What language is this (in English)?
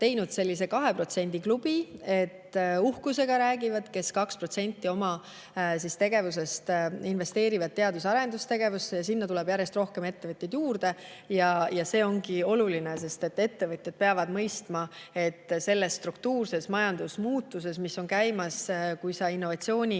Estonian